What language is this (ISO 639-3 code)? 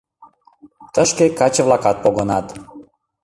chm